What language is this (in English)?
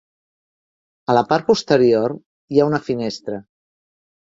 Catalan